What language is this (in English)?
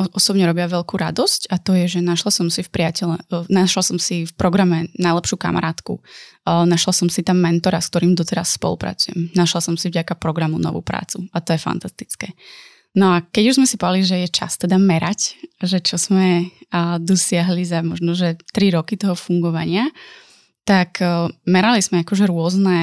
Slovak